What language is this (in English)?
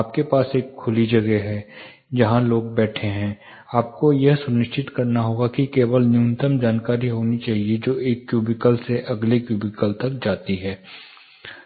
Hindi